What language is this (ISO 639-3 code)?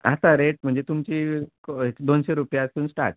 kok